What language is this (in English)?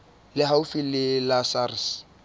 Southern Sotho